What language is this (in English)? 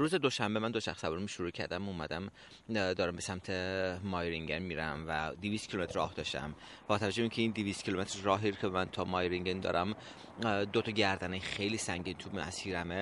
Persian